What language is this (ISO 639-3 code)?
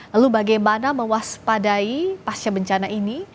ind